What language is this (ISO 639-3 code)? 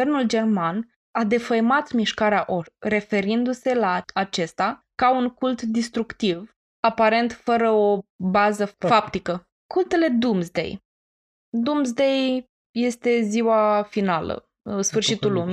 ron